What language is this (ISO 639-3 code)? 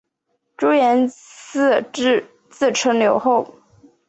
zho